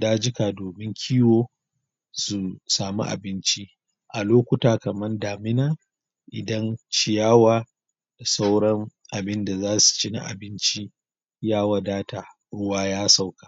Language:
Hausa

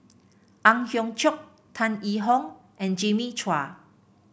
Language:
English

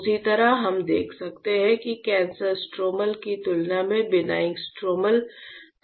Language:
Hindi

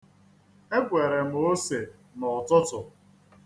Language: Igbo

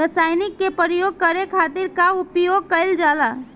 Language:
Bhojpuri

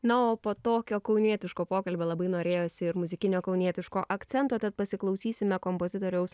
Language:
Lithuanian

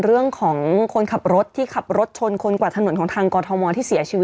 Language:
Thai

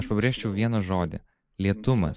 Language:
Lithuanian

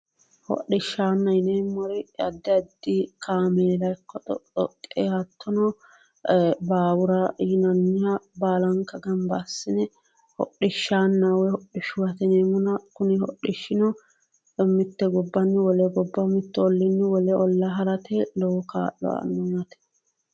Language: Sidamo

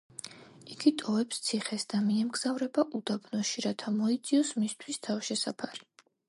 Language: Georgian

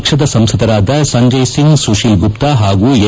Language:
Kannada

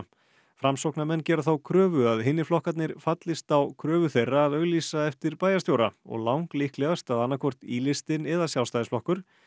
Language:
Icelandic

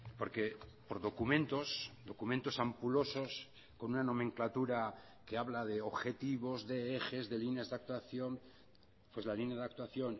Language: Spanish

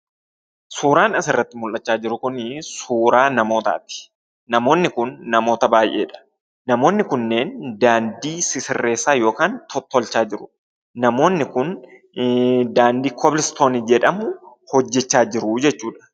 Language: Oromo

